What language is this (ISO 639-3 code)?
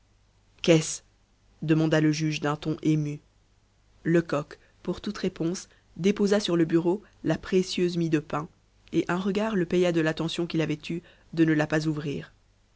fra